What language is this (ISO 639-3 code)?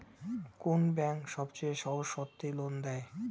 ben